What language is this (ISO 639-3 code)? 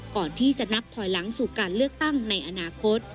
tha